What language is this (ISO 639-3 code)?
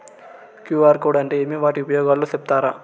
tel